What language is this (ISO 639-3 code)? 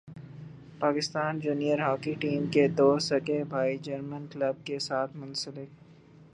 urd